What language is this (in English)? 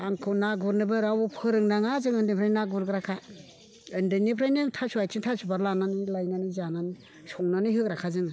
Bodo